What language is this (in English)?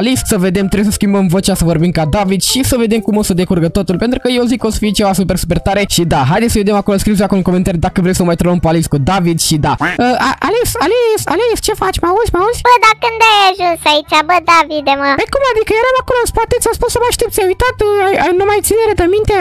Romanian